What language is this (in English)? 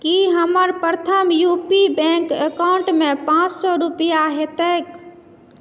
Maithili